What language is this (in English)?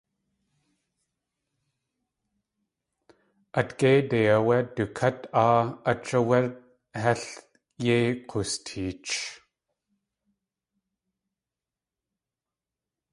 Tlingit